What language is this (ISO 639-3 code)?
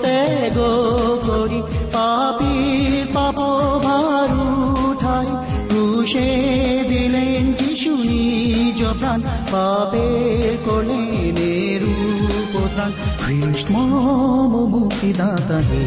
ben